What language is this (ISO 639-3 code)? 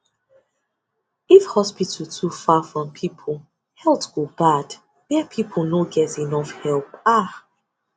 pcm